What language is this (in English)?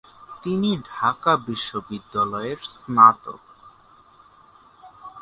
Bangla